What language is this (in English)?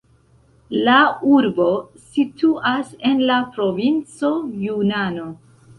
Esperanto